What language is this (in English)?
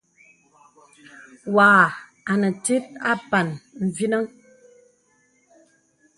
Bebele